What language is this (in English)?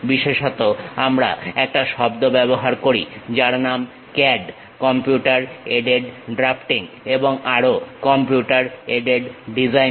Bangla